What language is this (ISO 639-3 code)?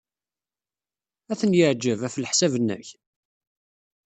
kab